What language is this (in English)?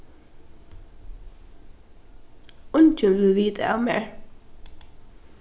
Faroese